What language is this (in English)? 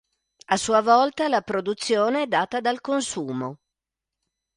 Italian